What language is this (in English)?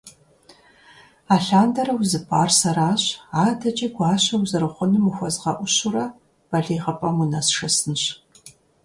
Kabardian